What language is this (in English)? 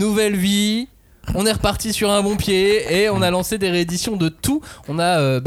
French